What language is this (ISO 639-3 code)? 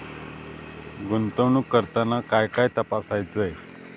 mar